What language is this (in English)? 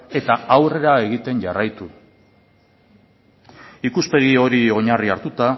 Basque